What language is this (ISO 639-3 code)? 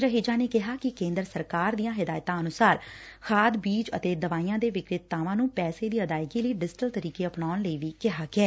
pan